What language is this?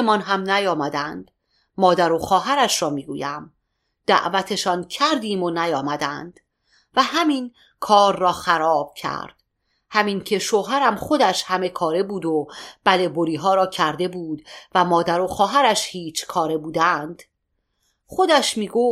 Persian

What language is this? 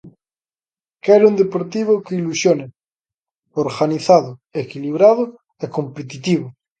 Galician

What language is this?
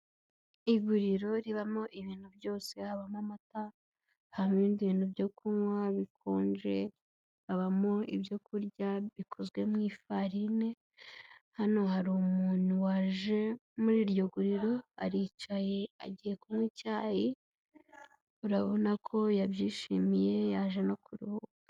Kinyarwanda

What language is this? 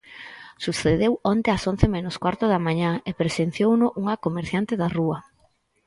Galician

